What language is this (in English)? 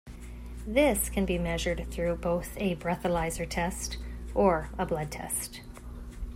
English